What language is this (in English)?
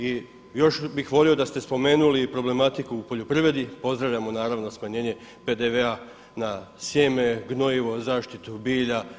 Croatian